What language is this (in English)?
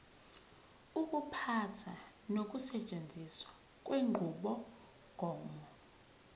Zulu